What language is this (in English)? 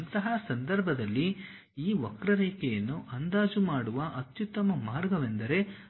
Kannada